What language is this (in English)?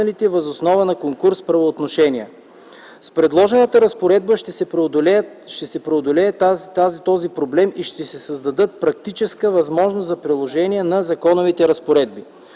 Bulgarian